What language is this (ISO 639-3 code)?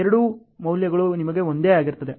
kan